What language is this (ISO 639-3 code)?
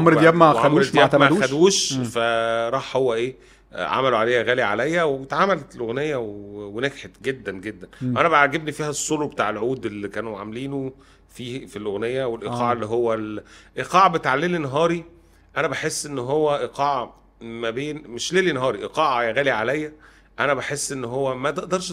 ara